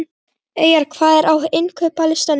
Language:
Icelandic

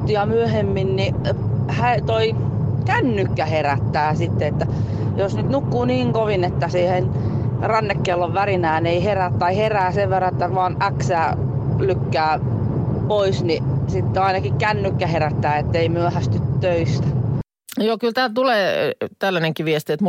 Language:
Finnish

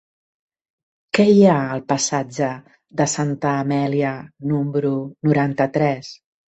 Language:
Catalan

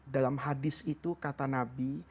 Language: Indonesian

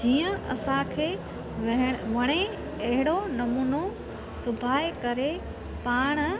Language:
Sindhi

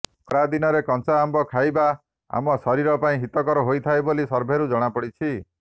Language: Odia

